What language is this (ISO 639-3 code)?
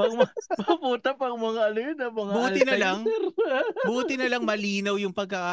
fil